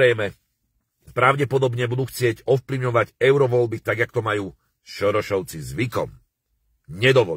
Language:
Slovak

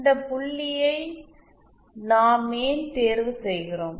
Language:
Tamil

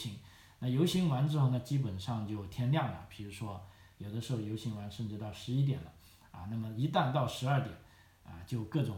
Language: Chinese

